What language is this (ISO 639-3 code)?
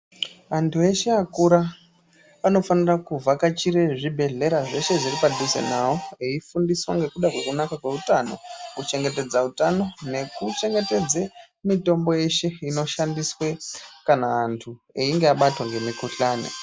ndc